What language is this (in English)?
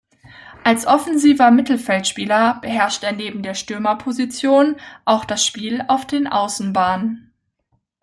German